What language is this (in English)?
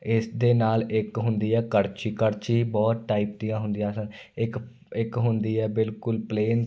Punjabi